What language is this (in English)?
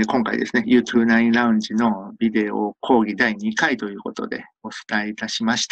Japanese